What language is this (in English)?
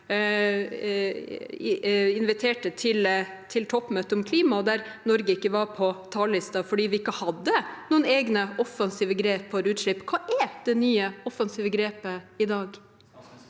Norwegian